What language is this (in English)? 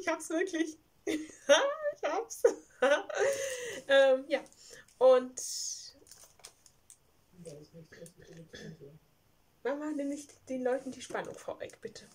German